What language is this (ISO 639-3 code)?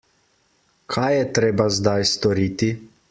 slv